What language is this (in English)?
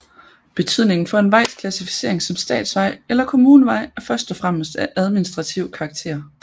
Danish